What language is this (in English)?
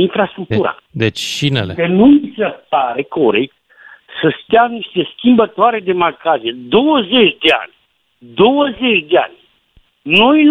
Romanian